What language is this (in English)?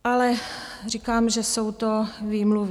Czech